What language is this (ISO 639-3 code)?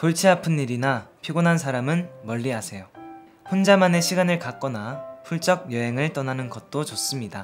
kor